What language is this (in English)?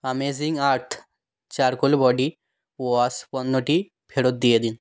Bangla